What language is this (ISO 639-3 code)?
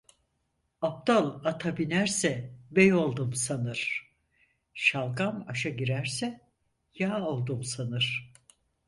tur